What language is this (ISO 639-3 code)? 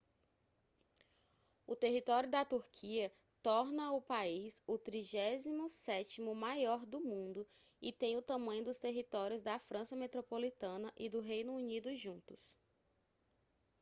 por